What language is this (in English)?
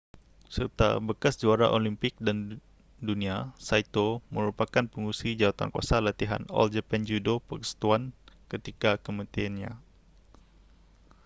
Malay